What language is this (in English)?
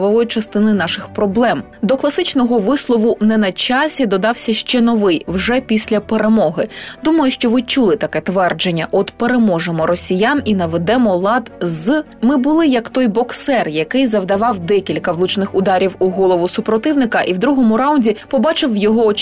Ukrainian